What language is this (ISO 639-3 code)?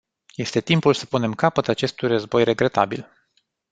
ron